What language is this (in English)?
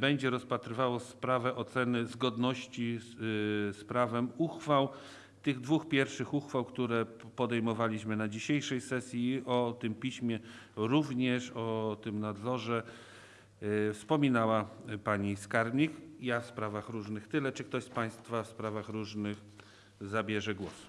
Polish